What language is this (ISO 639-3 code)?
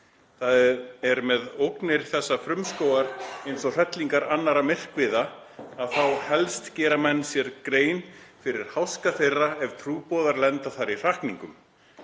isl